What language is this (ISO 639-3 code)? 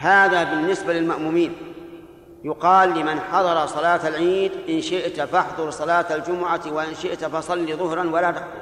ara